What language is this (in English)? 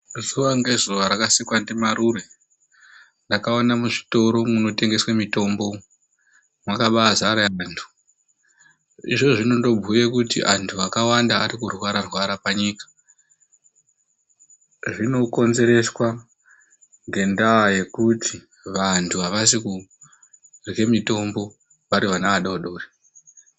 Ndau